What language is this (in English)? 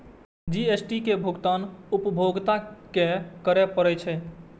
Maithili